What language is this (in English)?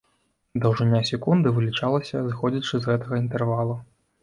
Belarusian